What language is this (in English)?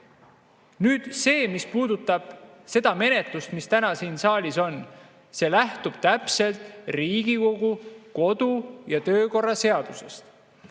Estonian